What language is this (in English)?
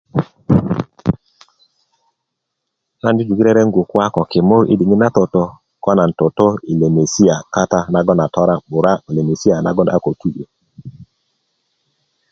Kuku